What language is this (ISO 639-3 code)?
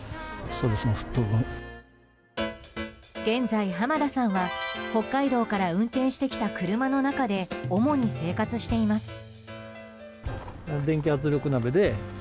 jpn